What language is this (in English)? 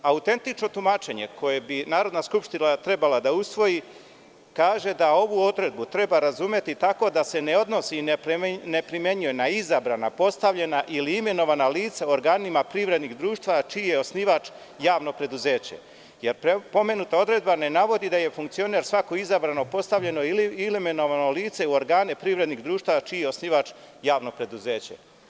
Serbian